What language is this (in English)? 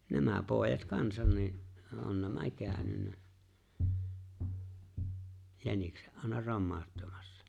Finnish